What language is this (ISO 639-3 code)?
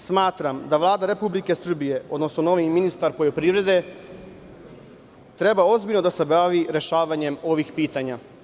srp